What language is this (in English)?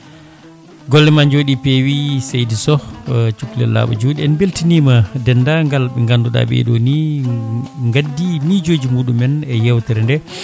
Fula